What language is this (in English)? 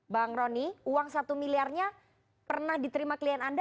Indonesian